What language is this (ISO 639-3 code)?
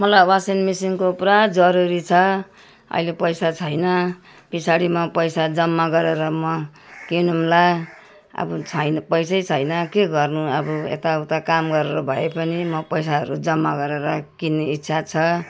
nep